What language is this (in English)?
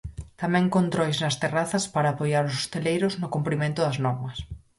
Galician